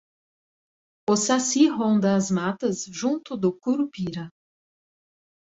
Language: Portuguese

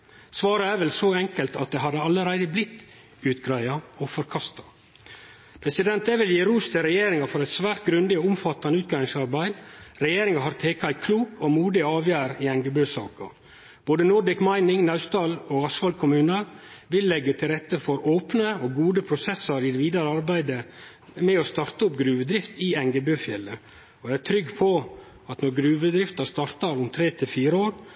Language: Norwegian Nynorsk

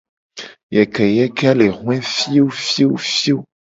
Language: Gen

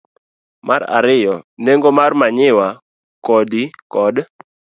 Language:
Luo (Kenya and Tanzania)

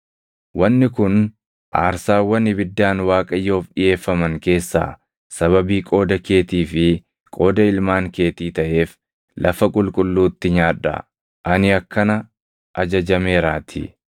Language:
Oromo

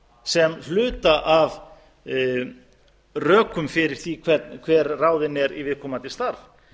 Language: Icelandic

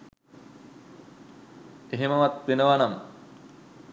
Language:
Sinhala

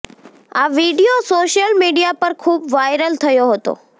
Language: Gujarati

